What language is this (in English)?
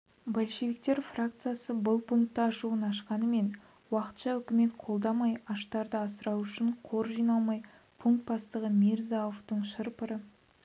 Kazakh